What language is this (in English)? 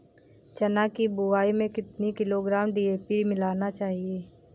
Hindi